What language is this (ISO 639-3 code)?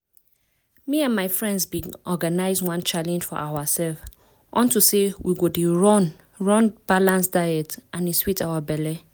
pcm